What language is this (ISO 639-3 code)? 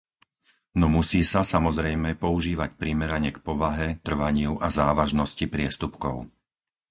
slk